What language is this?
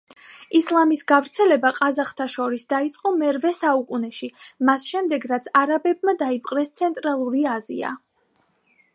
Georgian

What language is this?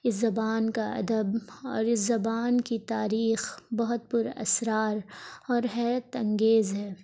Urdu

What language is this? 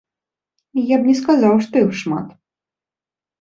Belarusian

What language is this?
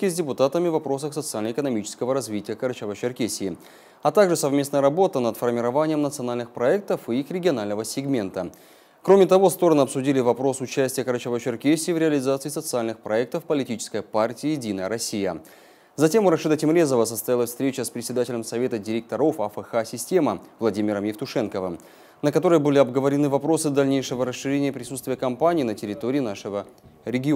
Russian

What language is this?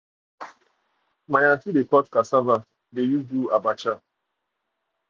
Nigerian Pidgin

